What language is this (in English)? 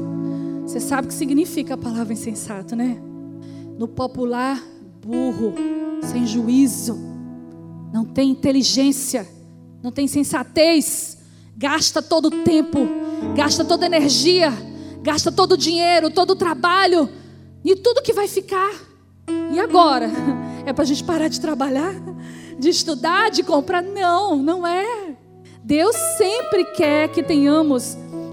Portuguese